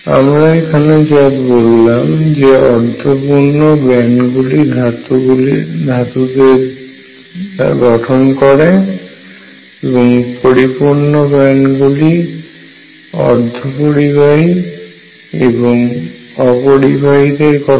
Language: Bangla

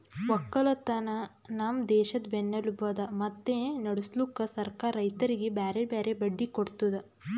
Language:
Kannada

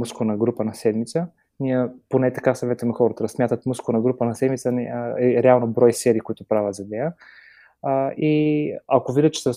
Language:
Bulgarian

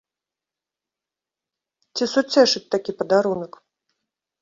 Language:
Belarusian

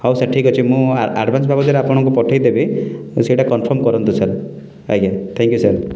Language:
Odia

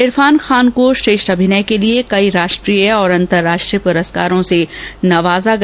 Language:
Hindi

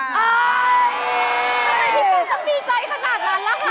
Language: Thai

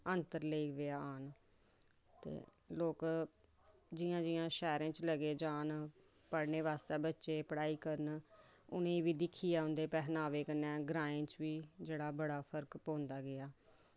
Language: Dogri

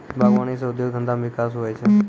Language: Maithili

